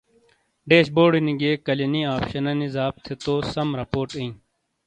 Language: Shina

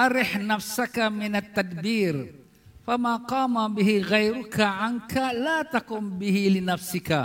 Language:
Malay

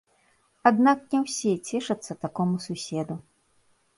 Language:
Belarusian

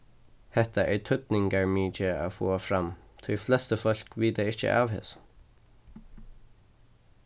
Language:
Faroese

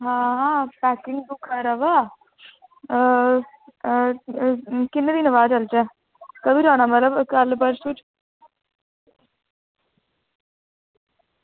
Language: Dogri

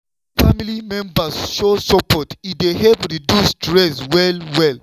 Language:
Nigerian Pidgin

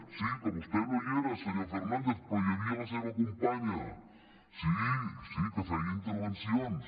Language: Catalan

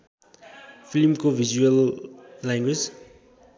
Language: Nepali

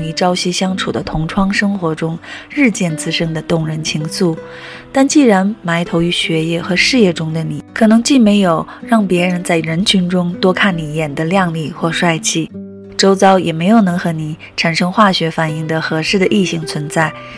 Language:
Chinese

